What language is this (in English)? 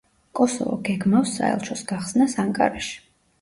Georgian